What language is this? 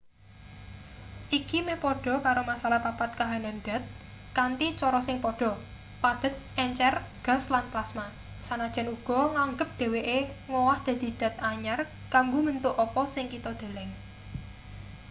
Javanese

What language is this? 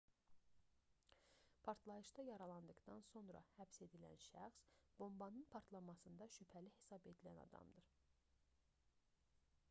Azerbaijani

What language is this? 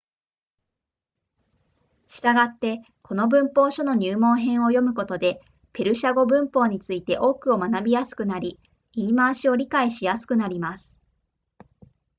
Japanese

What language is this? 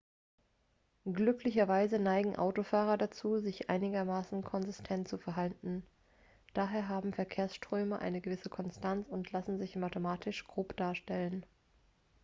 German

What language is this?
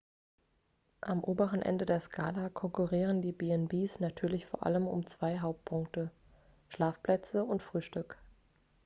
German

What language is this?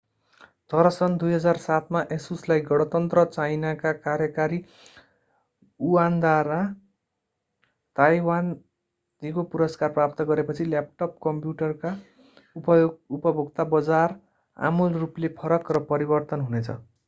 Nepali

